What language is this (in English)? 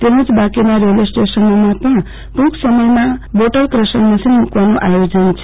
Gujarati